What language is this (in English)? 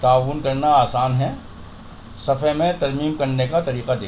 Urdu